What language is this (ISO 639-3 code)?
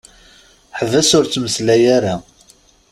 kab